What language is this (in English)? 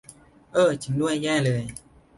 Thai